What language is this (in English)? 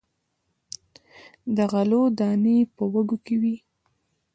Pashto